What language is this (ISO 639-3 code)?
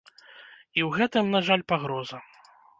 bel